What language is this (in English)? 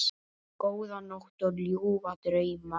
Icelandic